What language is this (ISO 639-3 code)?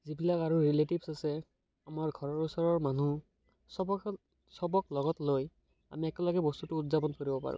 asm